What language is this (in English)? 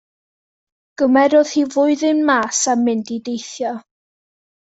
Welsh